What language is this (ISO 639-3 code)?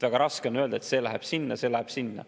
est